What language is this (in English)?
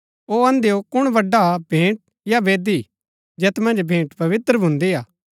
Gaddi